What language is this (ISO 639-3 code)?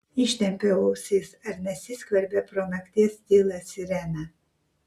lit